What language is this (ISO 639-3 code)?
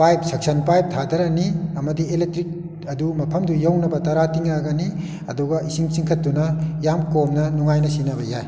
mni